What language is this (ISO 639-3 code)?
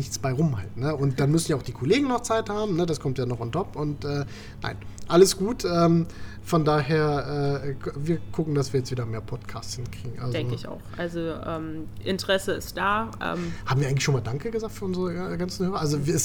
deu